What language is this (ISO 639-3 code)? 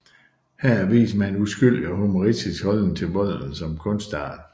dan